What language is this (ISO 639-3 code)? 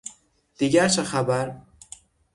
fas